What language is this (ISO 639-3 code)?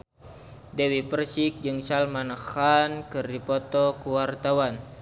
sun